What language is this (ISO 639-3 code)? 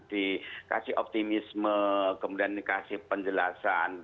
ind